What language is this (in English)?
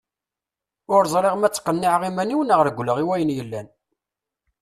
Kabyle